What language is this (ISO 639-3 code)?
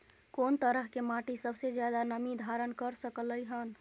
mai